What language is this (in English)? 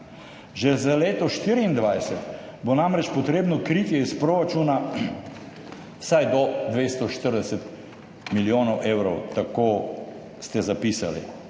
Slovenian